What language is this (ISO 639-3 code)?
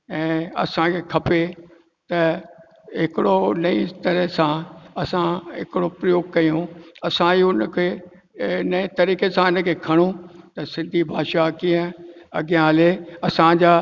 snd